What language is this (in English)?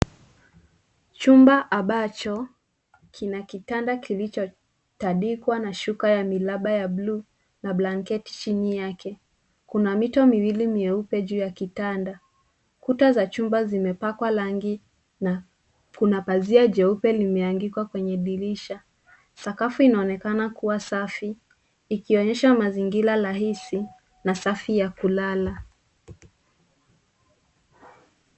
Swahili